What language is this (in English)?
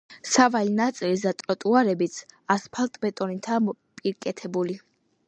Georgian